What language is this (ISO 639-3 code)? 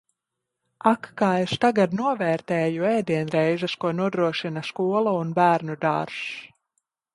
lav